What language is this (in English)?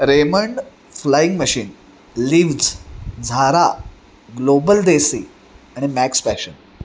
Marathi